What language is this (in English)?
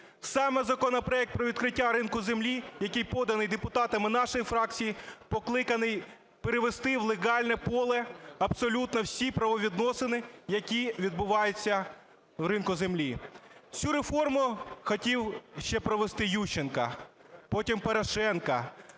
Ukrainian